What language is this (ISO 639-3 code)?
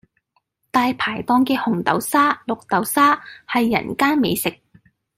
yue